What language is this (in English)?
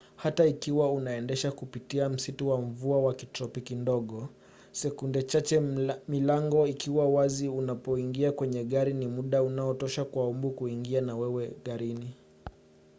Swahili